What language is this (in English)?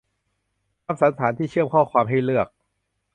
Thai